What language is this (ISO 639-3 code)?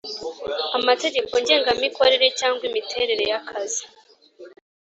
kin